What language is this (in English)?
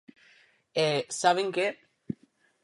Galician